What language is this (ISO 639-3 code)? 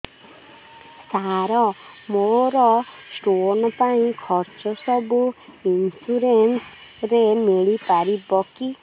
ori